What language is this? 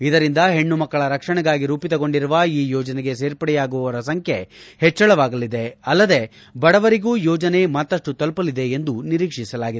Kannada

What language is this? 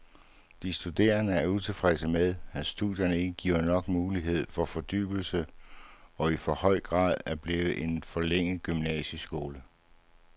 Danish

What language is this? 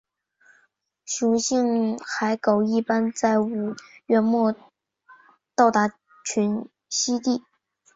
Chinese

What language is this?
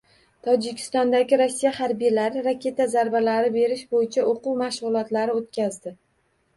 Uzbek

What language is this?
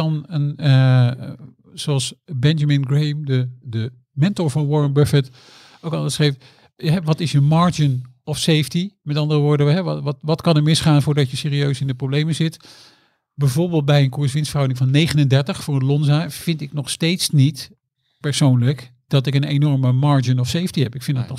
Dutch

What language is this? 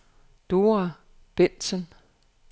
Danish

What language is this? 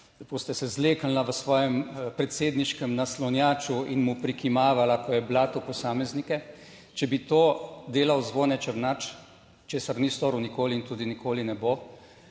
Slovenian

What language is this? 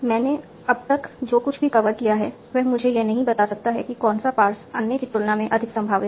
Hindi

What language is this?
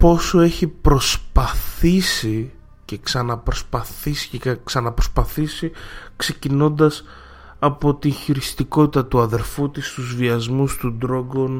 Greek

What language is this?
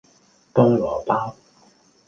Cantonese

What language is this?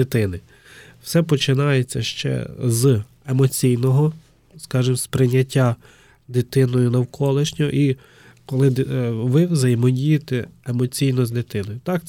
Ukrainian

